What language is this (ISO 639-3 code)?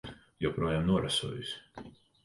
lav